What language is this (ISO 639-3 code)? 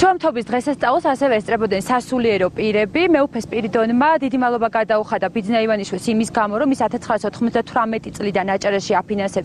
ron